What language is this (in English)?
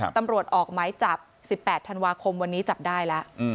Thai